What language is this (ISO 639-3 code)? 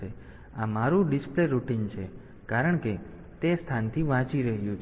guj